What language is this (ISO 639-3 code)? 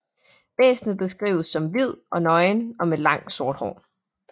dan